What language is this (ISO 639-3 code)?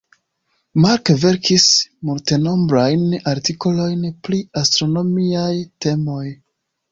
epo